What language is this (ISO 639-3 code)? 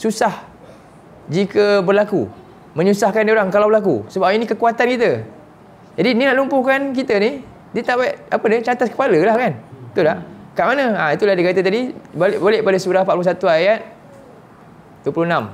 msa